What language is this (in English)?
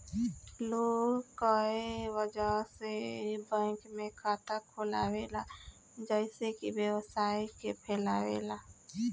Bhojpuri